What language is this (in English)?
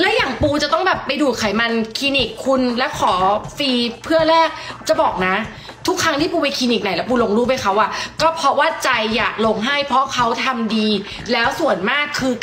Thai